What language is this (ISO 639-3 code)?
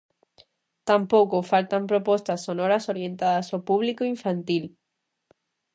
glg